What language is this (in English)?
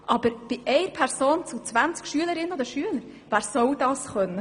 Swiss German